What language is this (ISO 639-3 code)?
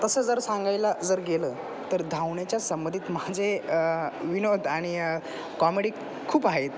mar